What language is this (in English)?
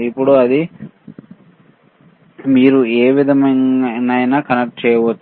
Telugu